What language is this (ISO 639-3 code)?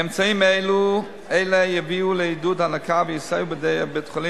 heb